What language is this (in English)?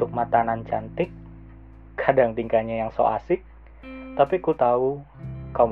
Indonesian